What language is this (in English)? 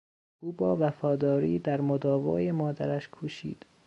Persian